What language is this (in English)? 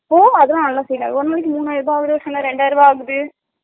Tamil